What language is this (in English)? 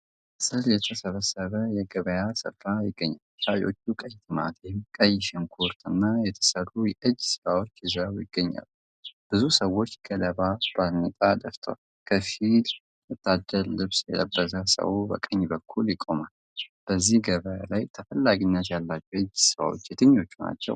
Amharic